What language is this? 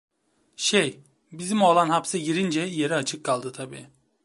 Turkish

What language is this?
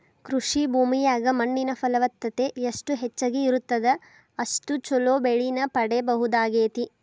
Kannada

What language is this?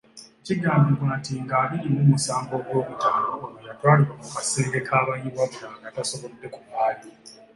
Ganda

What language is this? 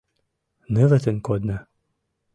Mari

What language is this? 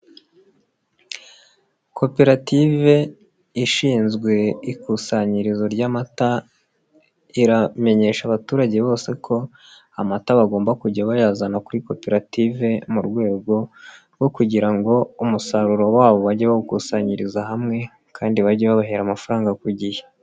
Kinyarwanda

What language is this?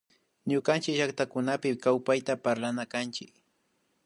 Imbabura Highland Quichua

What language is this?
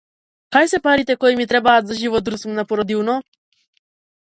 Macedonian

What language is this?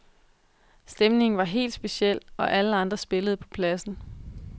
Danish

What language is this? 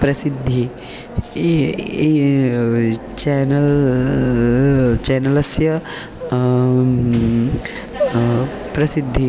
Sanskrit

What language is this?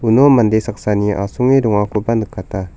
Garo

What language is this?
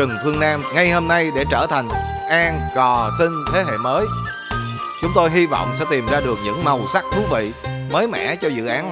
Vietnamese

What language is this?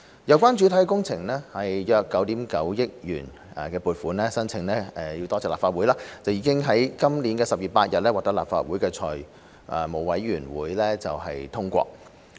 Cantonese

